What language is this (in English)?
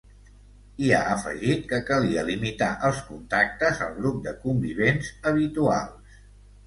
Catalan